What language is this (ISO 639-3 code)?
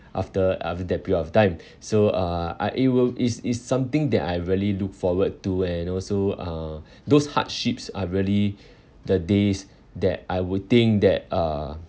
eng